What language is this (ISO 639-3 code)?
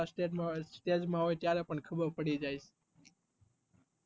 guj